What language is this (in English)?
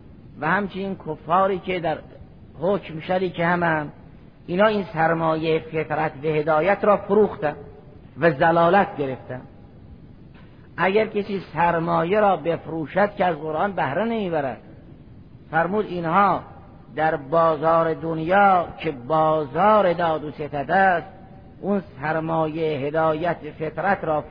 Persian